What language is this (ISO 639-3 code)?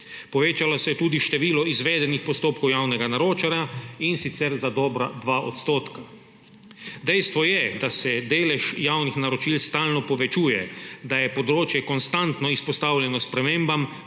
slv